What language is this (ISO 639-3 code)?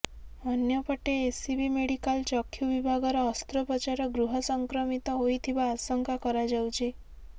ori